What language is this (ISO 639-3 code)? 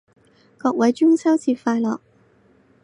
yue